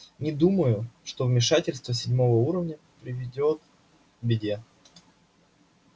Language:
Russian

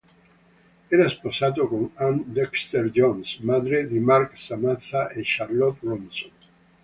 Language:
Italian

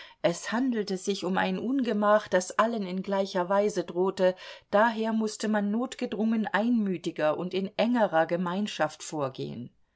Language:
German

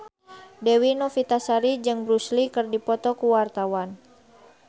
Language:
Sundanese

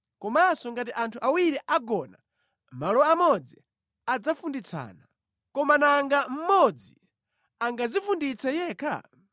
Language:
Nyanja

